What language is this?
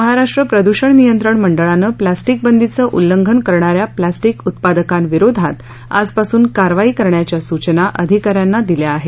Marathi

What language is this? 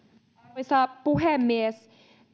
Finnish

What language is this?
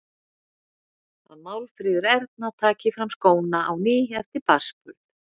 Icelandic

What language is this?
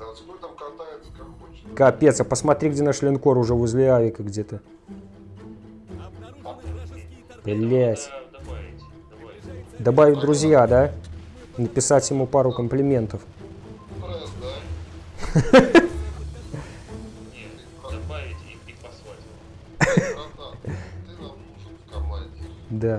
Russian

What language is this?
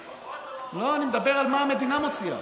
Hebrew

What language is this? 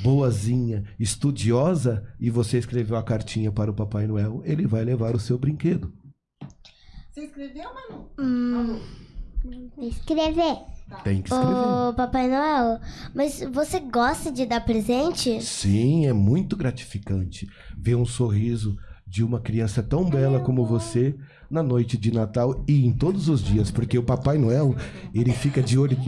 Portuguese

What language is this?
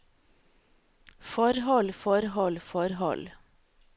Norwegian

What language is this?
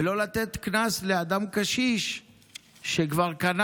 Hebrew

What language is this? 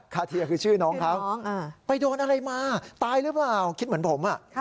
Thai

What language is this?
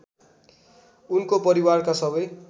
Nepali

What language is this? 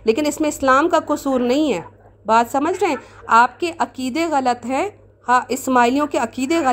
Urdu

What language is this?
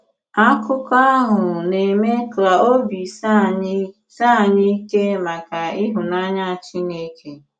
Igbo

